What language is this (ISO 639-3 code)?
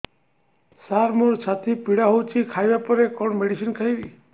ori